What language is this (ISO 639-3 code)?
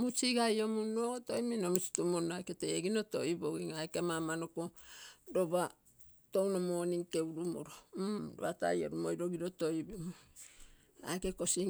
buo